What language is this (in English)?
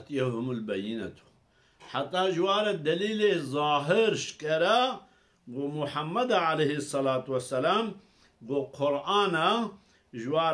Arabic